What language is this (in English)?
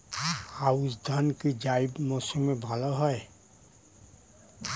Bangla